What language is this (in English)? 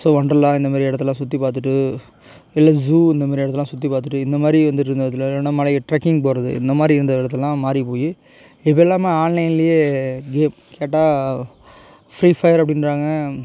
Tamil